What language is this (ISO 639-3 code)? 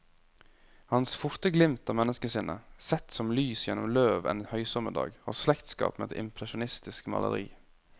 nor